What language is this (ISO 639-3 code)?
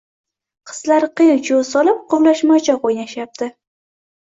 uzb